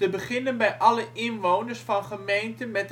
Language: Dutch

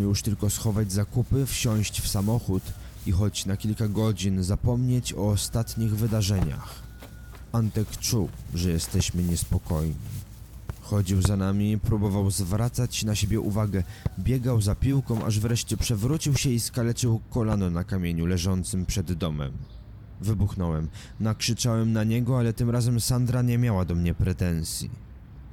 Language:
Polish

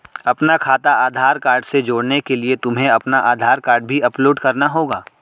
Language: Hindi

